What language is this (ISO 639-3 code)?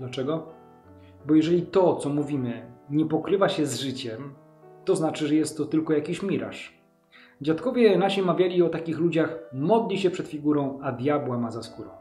pol